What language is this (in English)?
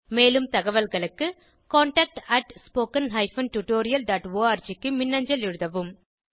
Tamil